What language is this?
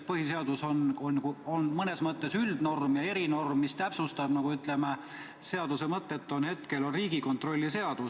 Estonian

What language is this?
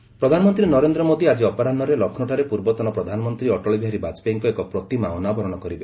Odia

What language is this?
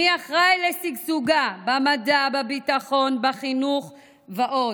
Hebrew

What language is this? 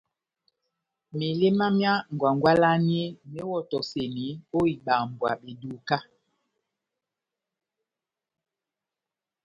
Batanga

